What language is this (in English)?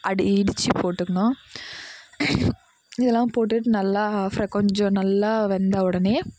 Tamil